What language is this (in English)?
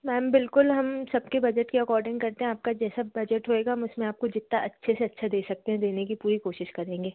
Hindi